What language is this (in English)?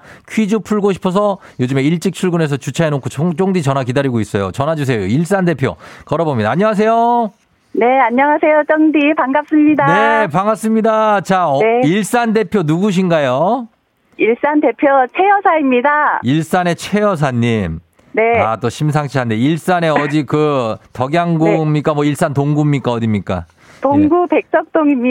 Korean